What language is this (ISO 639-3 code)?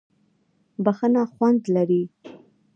pus